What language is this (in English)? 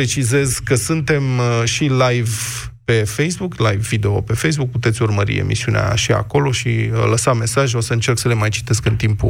Romanian